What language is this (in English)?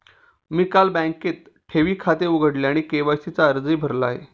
Marathi